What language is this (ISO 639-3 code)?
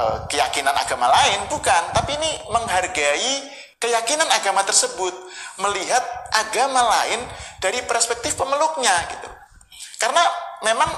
ind